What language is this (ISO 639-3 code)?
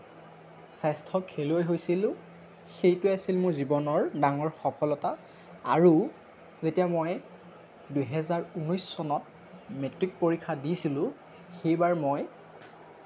asm